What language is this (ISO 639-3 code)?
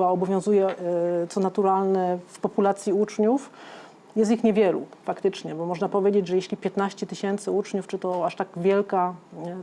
pol